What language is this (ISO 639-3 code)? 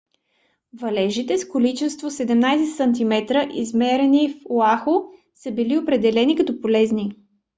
bul